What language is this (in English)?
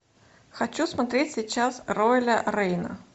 Russian